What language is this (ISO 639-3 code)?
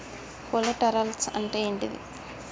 tel